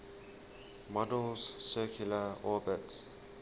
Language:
English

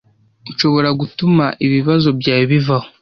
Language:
Kinyarwanda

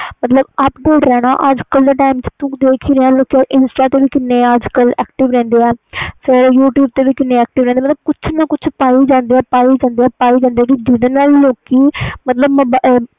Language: Punjabi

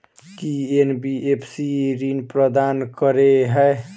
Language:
Maithili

